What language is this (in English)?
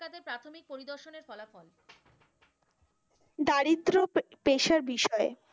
Bangla